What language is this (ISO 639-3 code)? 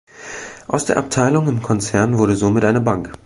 deu